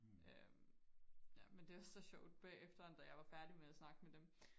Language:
Danish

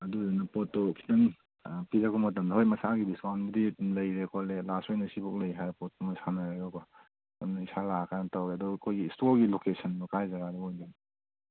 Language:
Manipuri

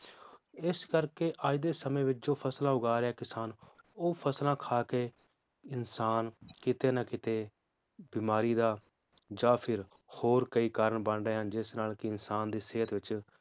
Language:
Punjabi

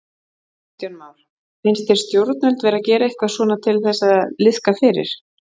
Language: Icelandic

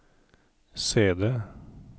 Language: Norwegian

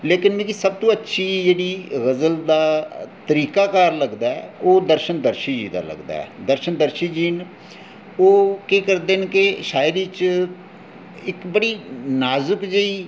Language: Dogri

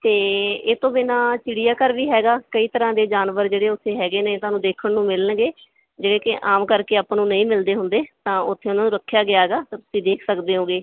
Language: Punjabi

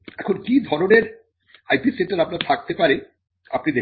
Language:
Bangla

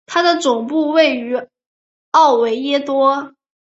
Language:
Chinese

